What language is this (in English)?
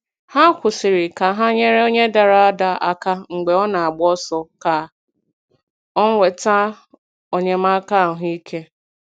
Igbo